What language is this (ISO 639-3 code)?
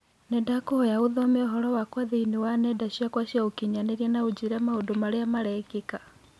kik